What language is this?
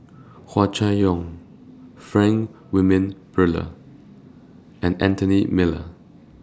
English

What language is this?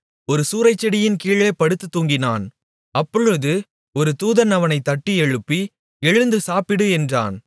Tamil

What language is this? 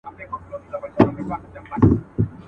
Pashto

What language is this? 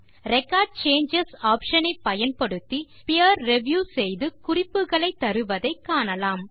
Tamil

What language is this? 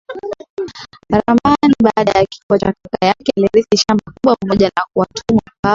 Swahili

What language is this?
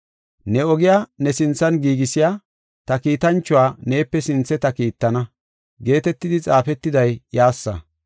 Gofa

